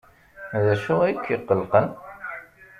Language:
Kabyle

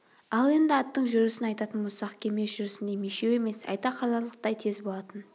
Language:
Kazakh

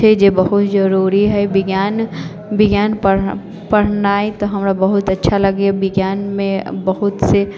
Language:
Maithili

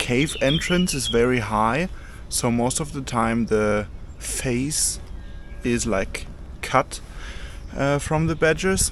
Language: English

